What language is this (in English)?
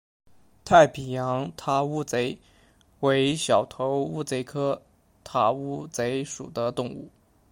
Chinese